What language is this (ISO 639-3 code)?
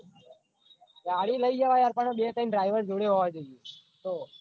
guj